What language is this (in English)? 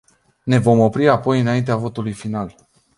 Romanian